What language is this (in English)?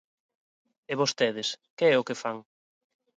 Galician